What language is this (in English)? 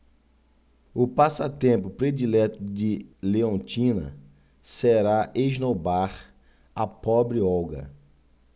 Portuguese